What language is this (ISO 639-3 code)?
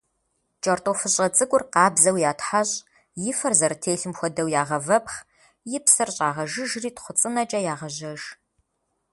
kbd